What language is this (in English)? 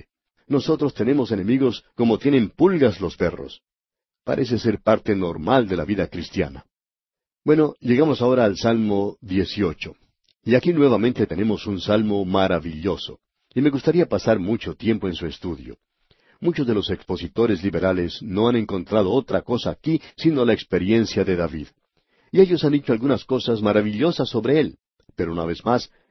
Spanish